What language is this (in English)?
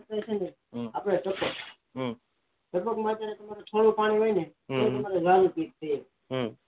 Gujarati